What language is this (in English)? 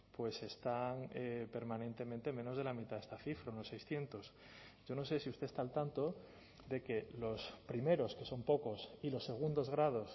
Spanish